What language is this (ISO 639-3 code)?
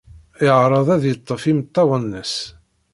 kab